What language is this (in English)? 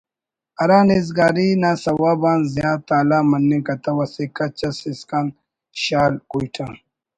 Brahui